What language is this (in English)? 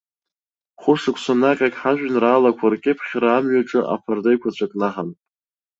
Abkhazian